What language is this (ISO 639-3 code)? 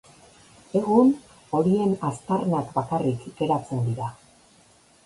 eus